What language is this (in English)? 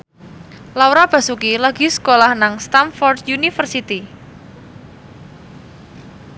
Javanese